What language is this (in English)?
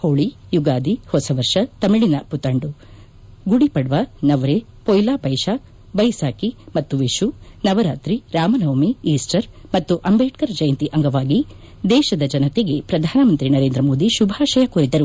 Kannada